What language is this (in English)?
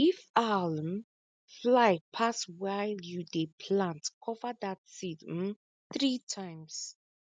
Nigerian Pidgin